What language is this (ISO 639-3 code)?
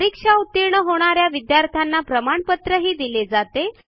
mar